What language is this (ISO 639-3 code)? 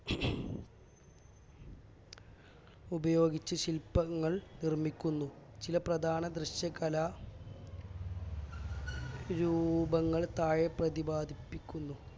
mal